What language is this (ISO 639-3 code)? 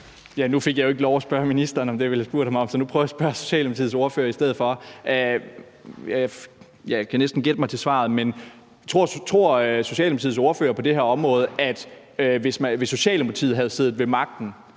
dan